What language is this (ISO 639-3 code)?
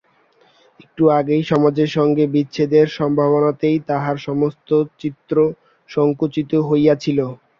ben